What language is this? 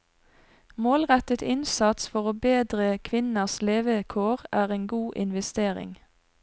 Norwegian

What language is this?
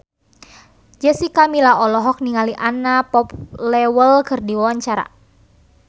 Sundanese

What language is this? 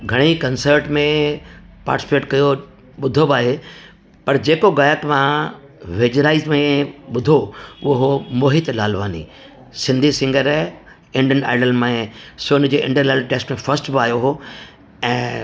Sindhi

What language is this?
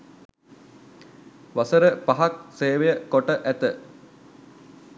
Sinhala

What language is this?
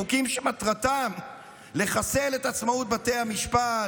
Hebrew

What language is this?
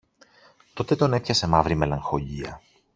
Greek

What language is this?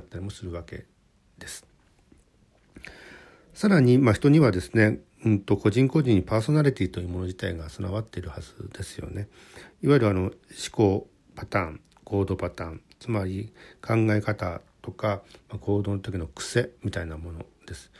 Japanese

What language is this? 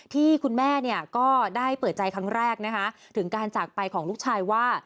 Thai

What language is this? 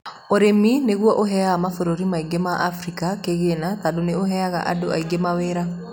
Kikuyu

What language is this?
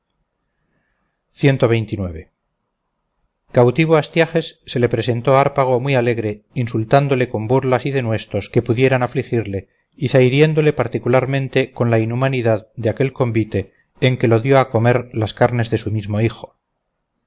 Spanish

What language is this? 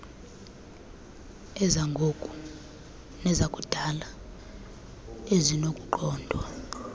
Xhosa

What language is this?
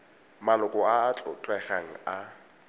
Tswana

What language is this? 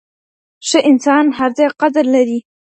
Pashto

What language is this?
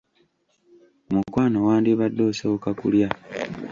Ganda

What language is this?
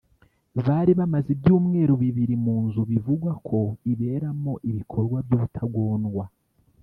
Kinyarwanda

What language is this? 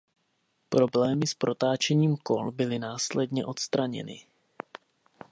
Czech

